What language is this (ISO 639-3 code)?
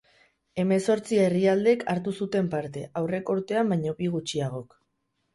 eus